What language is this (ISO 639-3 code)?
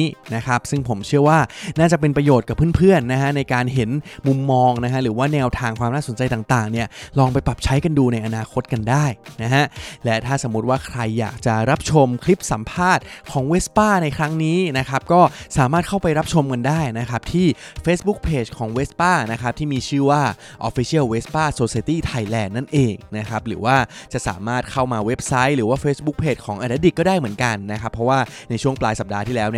tha